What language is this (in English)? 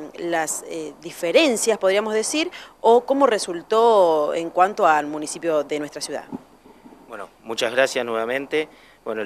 Spanish